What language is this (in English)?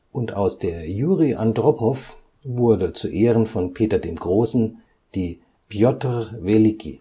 German